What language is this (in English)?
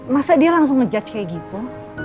Indonesian